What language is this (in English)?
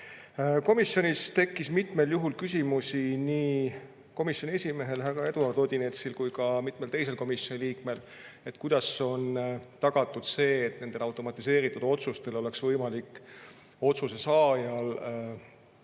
Estonian